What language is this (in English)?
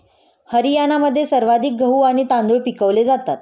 Marathi